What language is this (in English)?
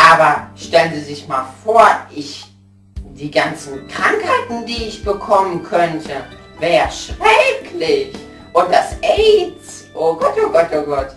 German